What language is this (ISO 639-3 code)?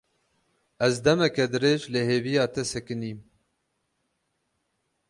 kur